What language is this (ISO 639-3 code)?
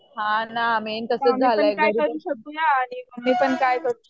mar